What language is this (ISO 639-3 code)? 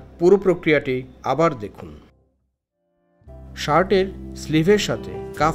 ita